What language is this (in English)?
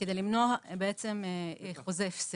Hebrew